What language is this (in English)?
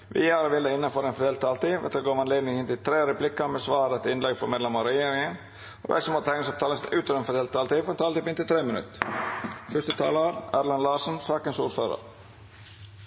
Norwegian Nynorsk